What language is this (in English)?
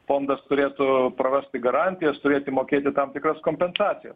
Lithuanian